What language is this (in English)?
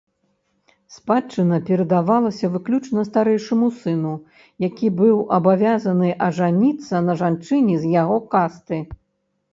Belarusian